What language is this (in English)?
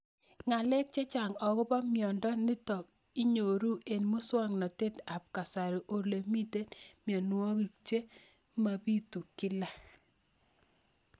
Kalenjin